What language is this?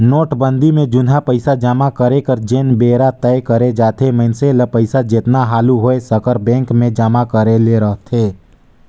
Chhattisgarhi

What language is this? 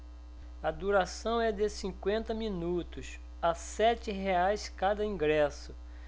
Portuguese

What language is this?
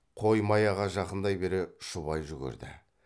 Kazakh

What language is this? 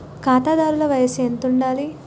Telugu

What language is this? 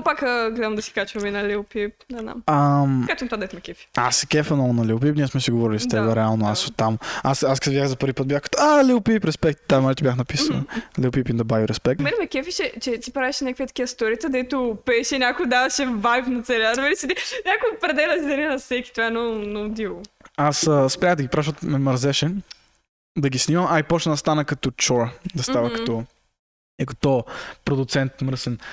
Bulgarian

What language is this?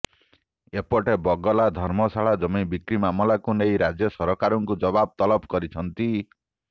Odia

